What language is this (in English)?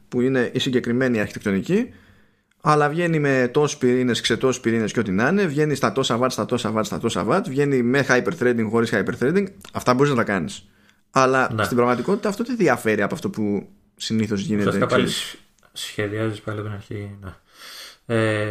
Greek